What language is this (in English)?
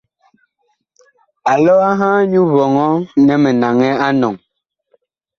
Bakoko